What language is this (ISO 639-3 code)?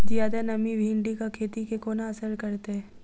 mai